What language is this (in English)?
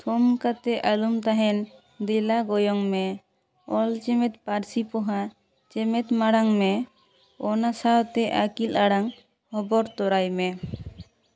Santali